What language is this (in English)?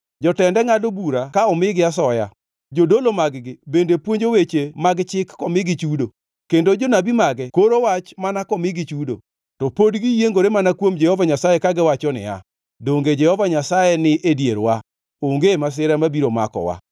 Luo (Kenya and Tanzania)